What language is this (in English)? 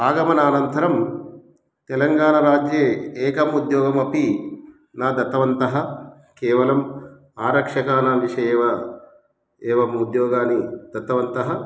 Sanskrit